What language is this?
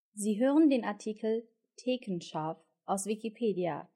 German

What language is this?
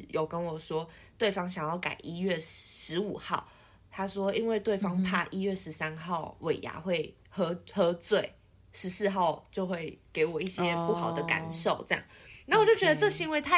Chinese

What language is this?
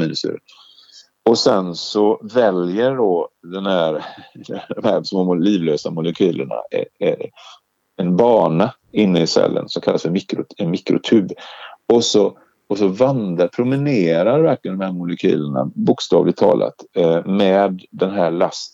Swedish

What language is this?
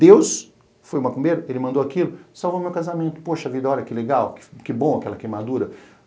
Portuguese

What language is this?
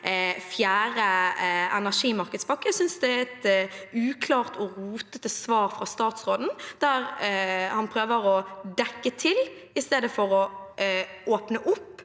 Norwegian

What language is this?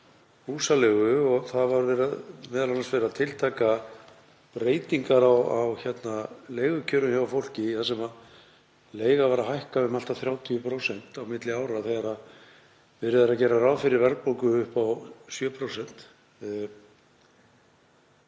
Icelandic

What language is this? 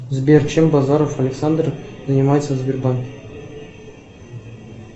Russian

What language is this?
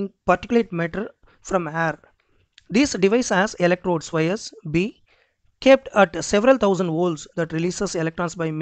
English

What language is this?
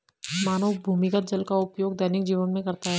Hindi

